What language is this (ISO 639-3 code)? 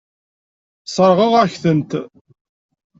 kab